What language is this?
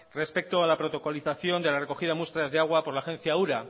Spanish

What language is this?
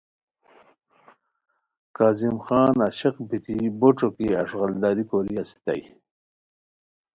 Khowar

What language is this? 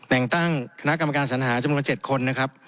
Thai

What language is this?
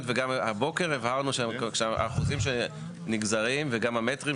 Hebrew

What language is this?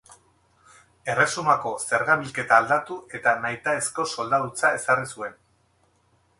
Basque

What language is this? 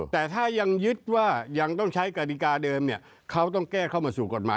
Thai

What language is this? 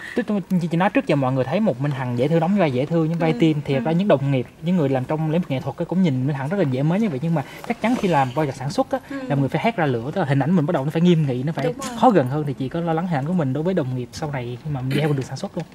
Vietnamese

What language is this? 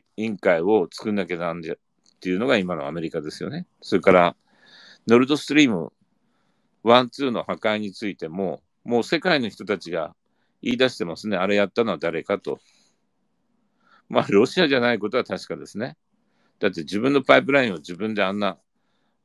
Japanese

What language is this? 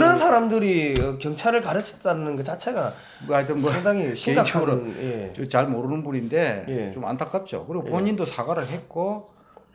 Korean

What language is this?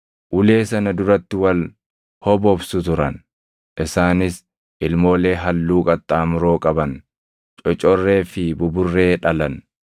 Oromo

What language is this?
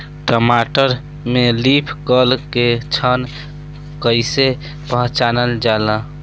Bhojpuri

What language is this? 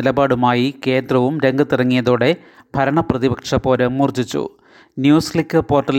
Malayalam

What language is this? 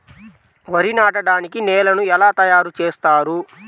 Telugu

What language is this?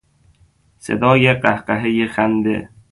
Persian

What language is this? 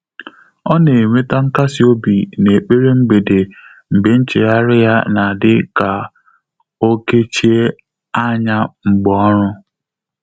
Igbo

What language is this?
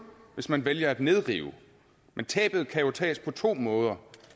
Danish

